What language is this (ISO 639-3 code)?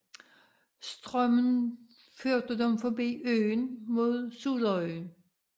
dan